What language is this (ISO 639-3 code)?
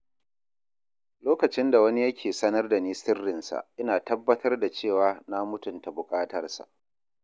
hau